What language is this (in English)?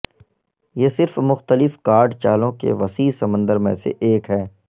Urdu